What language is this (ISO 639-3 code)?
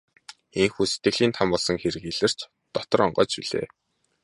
mon